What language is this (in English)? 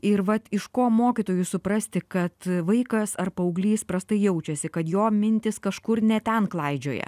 Lithuanian